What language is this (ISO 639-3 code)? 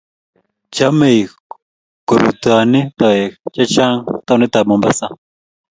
kln